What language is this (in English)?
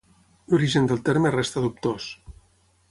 Catalan